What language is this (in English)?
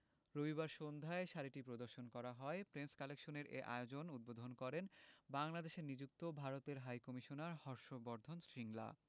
Bangla